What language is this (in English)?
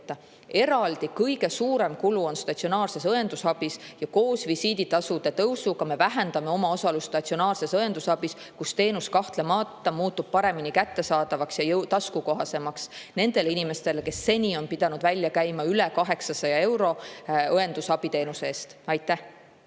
Estonian